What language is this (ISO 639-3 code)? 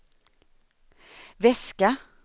swe